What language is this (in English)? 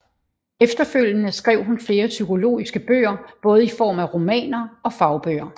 Danish